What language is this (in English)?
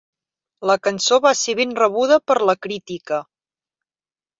Catalan